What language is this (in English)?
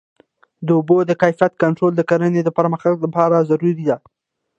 Pashto